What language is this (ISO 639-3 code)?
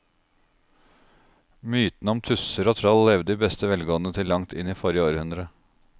nor